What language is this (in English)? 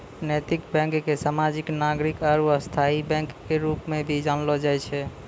Maithili